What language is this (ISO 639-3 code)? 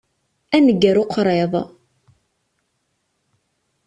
kab